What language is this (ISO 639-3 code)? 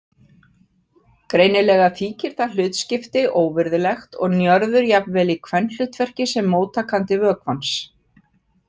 isl